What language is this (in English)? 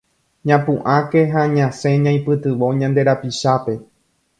Guarani